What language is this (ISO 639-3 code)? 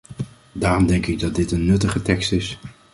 nld